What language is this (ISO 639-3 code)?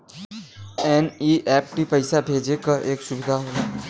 bho